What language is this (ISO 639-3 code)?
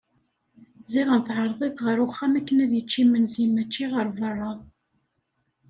kab